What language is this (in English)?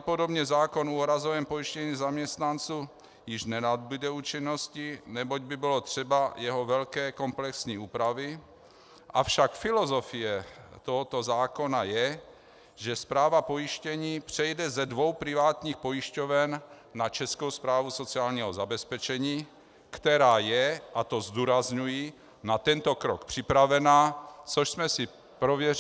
Czech